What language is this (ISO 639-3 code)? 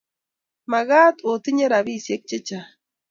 kln